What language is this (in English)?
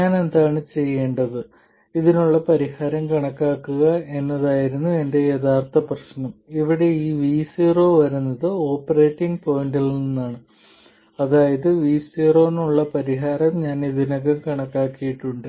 Malayalam